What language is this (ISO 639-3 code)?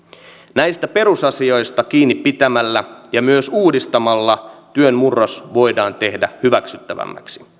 fin